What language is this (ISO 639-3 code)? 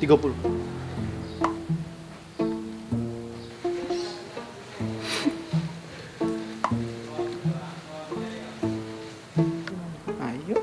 ind